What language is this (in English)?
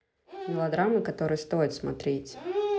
Russian